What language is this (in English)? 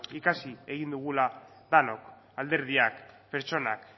Basque